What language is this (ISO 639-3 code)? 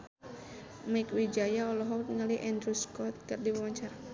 sun